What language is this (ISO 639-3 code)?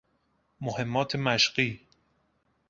fas